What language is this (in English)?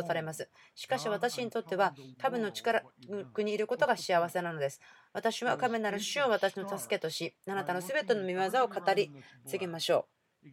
Japanese